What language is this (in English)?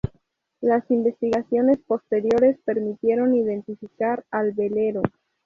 Spanish